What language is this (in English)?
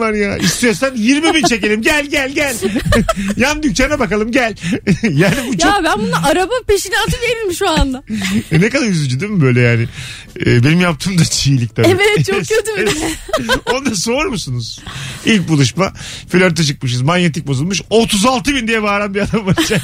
Turkish